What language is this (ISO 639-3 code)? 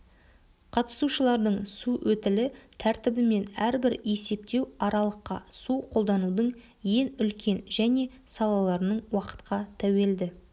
kaz